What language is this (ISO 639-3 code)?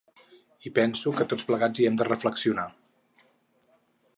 cat